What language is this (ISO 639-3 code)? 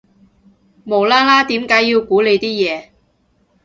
yue